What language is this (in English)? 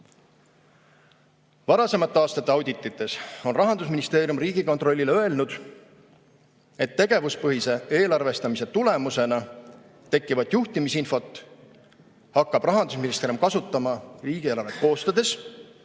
Estonian